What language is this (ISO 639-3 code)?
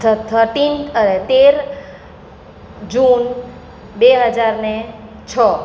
guj